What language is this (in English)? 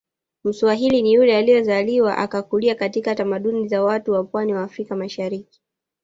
Swahili